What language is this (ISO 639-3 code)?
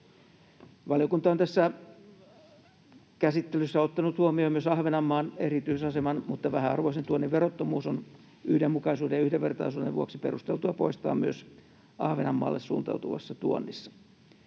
fin